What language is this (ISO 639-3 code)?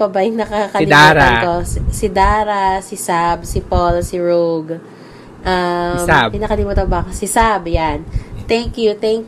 fil